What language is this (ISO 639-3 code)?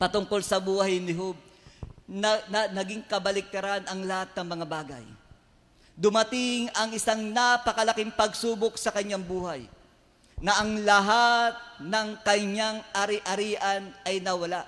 fil